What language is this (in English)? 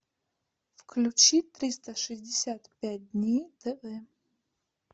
Russian